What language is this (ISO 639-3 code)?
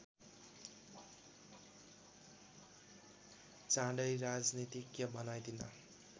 nep